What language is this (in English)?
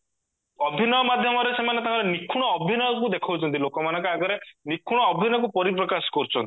Odia